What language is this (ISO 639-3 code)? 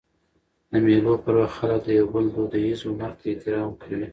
pus